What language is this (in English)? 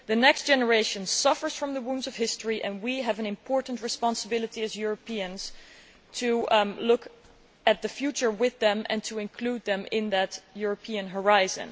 English